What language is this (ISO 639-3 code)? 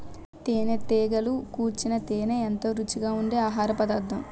tel